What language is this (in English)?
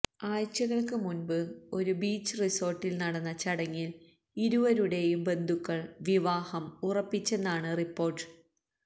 Malayalam